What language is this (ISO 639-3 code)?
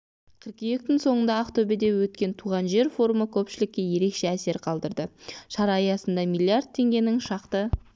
kaz